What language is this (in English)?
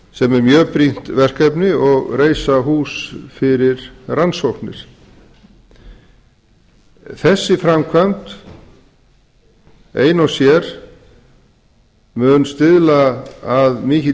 Icelandic